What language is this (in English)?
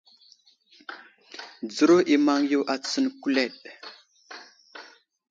Wuzlam